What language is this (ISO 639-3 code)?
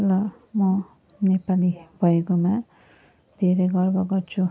nep